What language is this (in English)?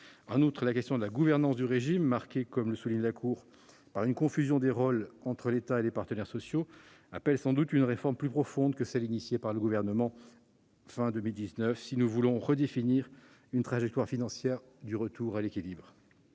French